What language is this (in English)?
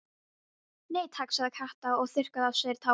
Icelandic